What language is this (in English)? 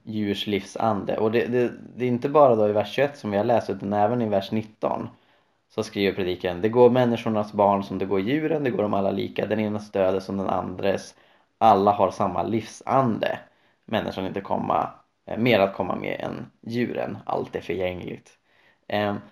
Swedish